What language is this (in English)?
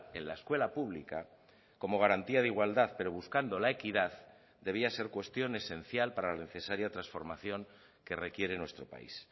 Spanish